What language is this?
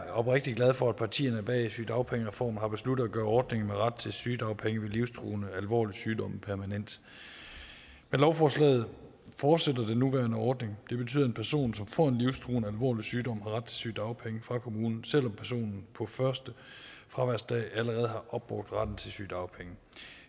Danish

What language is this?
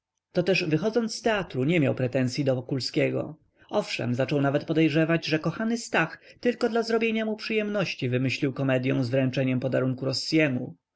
Polish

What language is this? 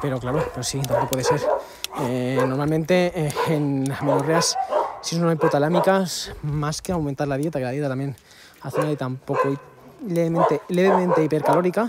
Spanish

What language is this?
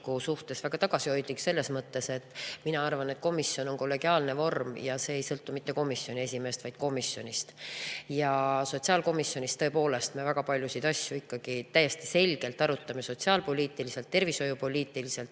Estonian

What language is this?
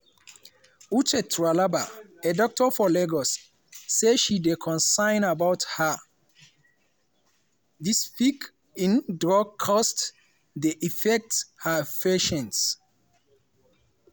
Nigerian Pidgin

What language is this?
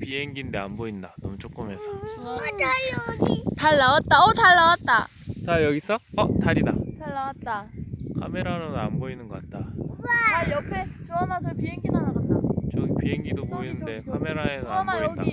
Korean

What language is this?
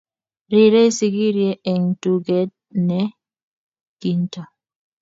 Kalenjin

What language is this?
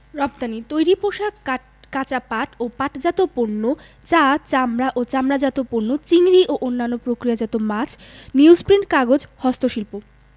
Bangla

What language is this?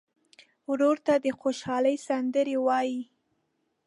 Pashto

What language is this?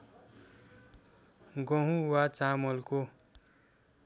Nepali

